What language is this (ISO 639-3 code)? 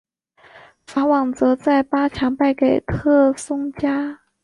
zho